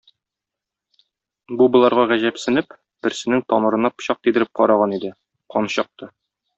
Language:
Tatar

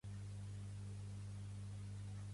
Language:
Catalan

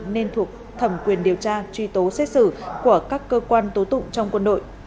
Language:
Vietnamese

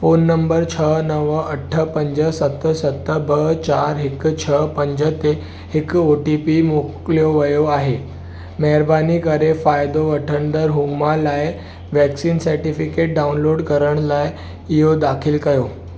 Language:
Sindhi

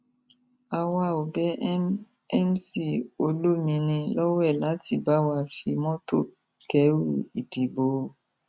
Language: Yoruba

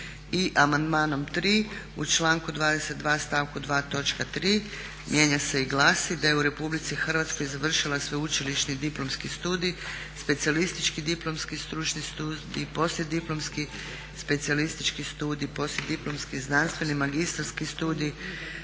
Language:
Croatian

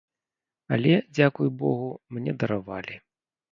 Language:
Belarusian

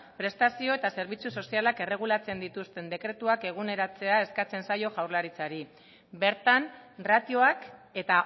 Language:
Basque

